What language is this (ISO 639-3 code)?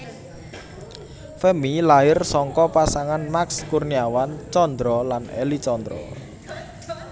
jav